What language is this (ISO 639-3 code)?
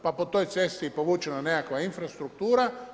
hrv